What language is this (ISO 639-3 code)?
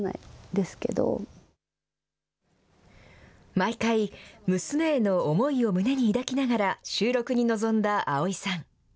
jpn